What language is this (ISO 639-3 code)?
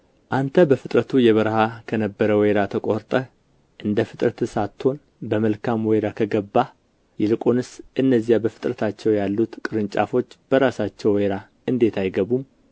amh